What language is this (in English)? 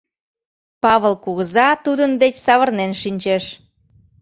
Mari